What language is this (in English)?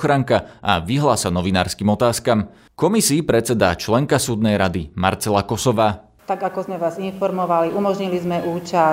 Slovak